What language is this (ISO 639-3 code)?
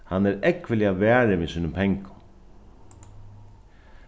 fao